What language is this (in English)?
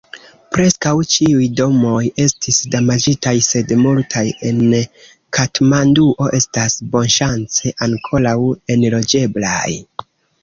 Esperanto